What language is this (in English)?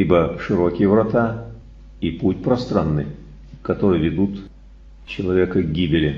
Russian